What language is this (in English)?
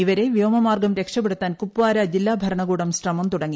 Malayalam